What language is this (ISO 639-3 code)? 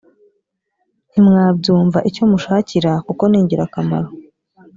kin